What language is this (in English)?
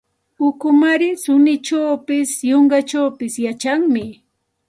Santa Ana de Tusi Pasco Quechua